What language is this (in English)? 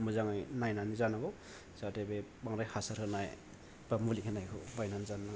Bodo